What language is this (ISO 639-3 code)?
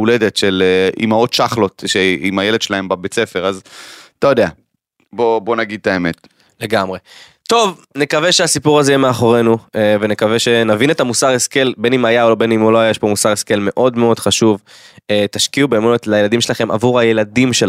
heb